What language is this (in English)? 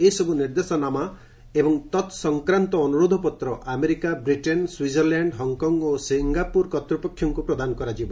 Odia